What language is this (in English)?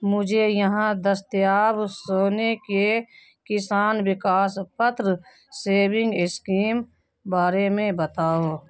Urdu